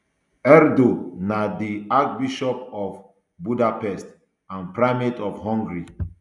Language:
Nigerian Pidgin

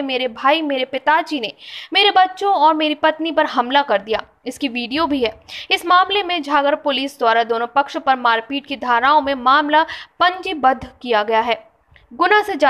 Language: Hindi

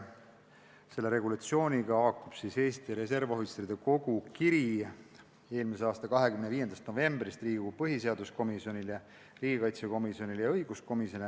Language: Estonian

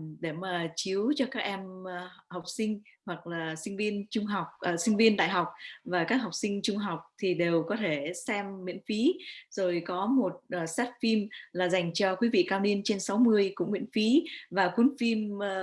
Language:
Vietnamese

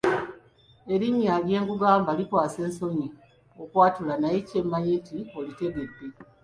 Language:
Ganda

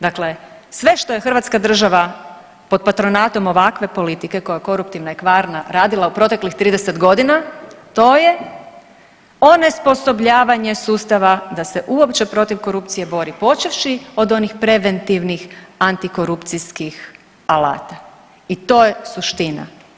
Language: Croatian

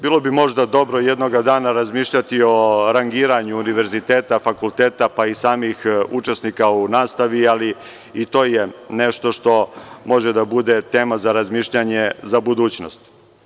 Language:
Serbian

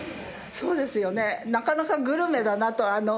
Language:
Japanese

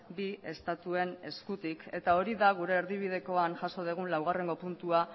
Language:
Basque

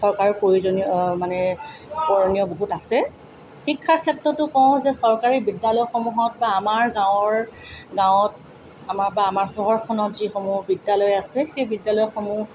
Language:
Assamese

